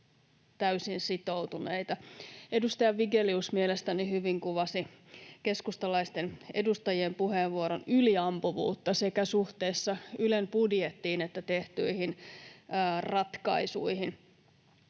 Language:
Finnish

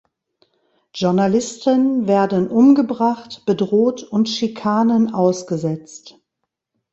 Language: German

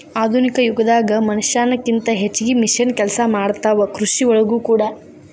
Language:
Kannada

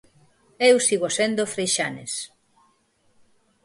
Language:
Galician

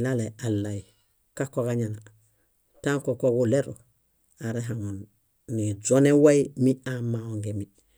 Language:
Bayot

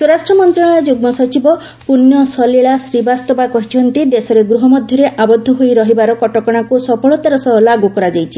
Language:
Odia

